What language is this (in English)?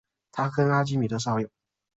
Chinese